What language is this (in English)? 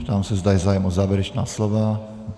Czech